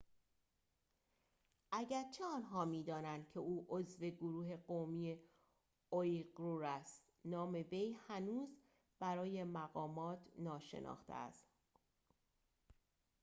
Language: Persian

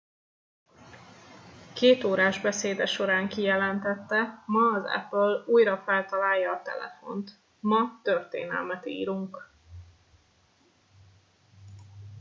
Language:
Hungarian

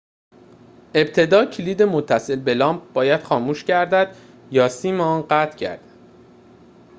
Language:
Persian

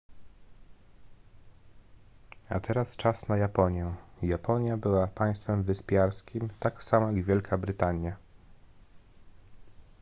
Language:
Polish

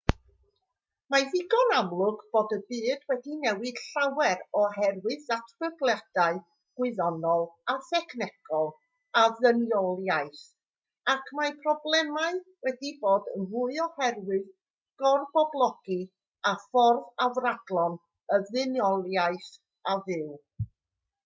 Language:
Welsh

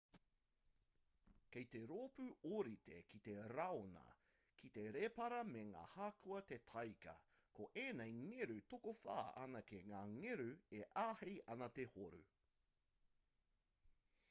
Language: Māori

